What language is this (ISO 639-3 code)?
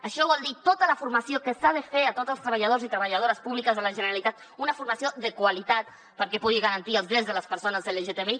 cat